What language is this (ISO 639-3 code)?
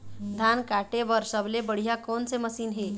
hne